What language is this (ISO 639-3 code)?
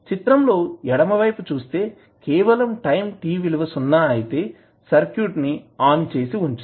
tel